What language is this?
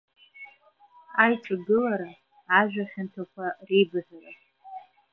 Abkhazian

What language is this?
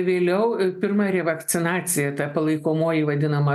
Lithuanian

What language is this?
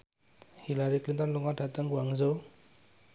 Javanese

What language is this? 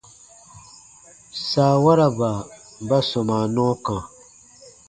Baatonum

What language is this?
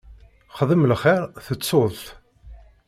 Kabyle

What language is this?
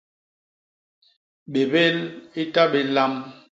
Basaa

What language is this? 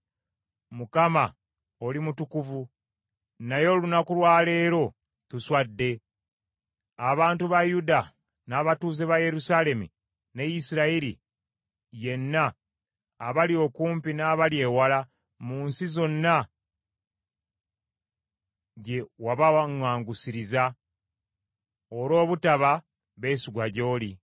Ganda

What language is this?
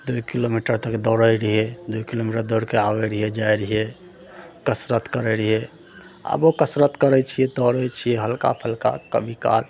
Maithili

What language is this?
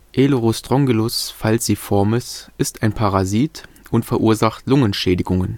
German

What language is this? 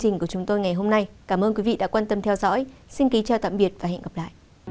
Vietnamese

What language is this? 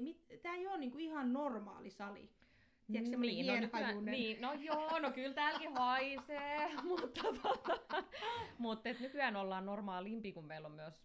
Finnish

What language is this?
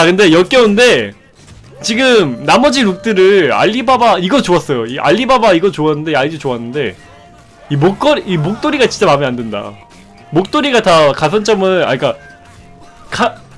Korean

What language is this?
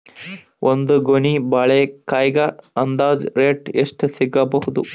Kannada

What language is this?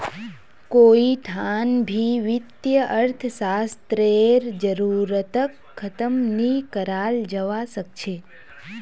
Magahi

